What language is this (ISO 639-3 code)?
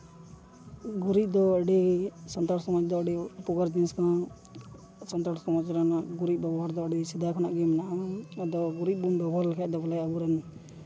sat